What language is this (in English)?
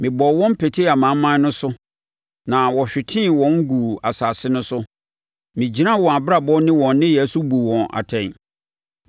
Akan